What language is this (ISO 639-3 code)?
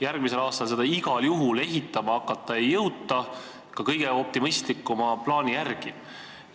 est